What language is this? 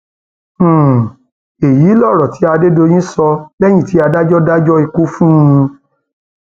Yoruba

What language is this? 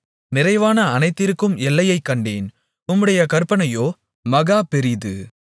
Tamil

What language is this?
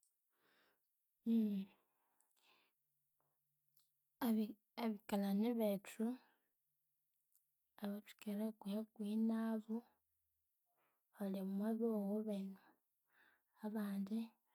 Konzo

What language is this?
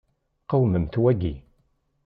Kabyle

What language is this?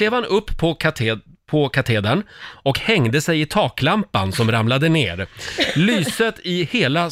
Swedish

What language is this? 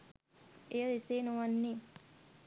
Sinhala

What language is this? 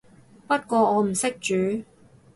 Cantonese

